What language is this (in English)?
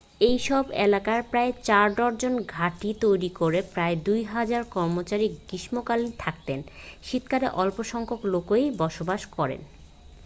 Bangla